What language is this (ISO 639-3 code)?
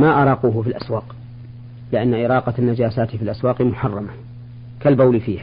ara